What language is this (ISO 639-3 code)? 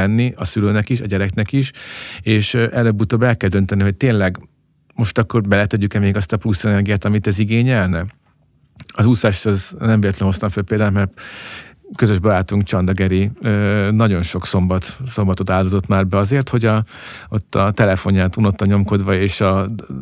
hun